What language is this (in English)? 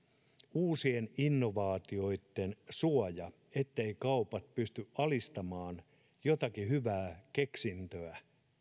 Finnish